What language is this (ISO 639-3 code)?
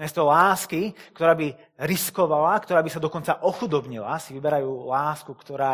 slk